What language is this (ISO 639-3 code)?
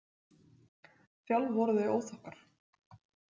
isl